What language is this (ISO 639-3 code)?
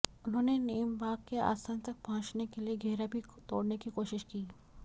hin